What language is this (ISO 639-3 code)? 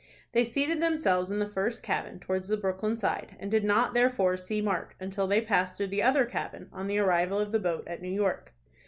eng